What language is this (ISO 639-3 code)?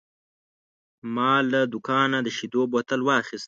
pus